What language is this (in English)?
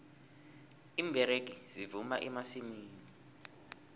South Ndebele